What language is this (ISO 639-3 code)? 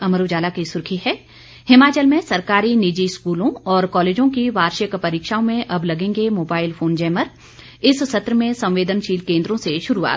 hin